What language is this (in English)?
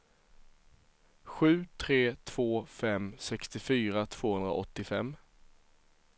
Swedish